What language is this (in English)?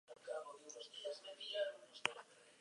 Basque